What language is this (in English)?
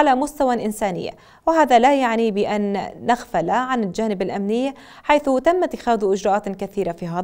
Arabic